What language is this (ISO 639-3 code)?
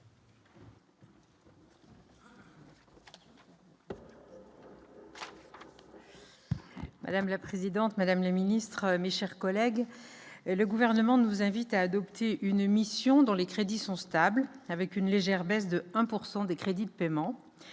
fra